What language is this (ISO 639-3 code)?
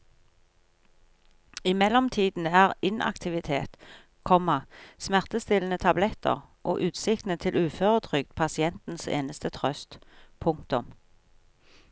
nor